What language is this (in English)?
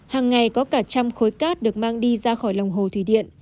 Vietnamese